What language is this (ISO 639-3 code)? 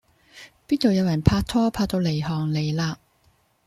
yue